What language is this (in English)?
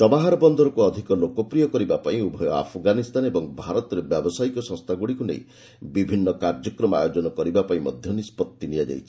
Odia